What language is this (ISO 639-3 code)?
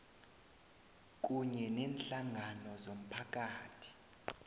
nbl